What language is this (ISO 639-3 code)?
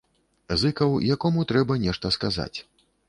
bel